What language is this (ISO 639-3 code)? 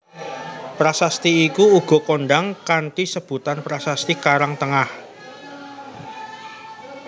jav